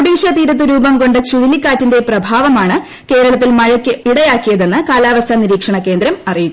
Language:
Malayalam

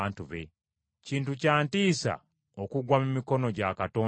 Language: Ganda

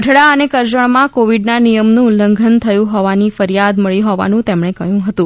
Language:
Gujarati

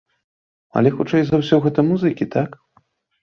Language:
Belarusian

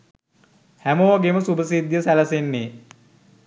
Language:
Sinhala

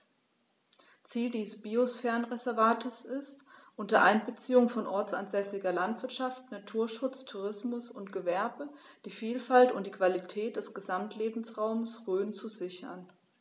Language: German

